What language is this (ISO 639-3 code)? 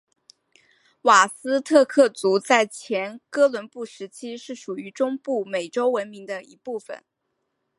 zho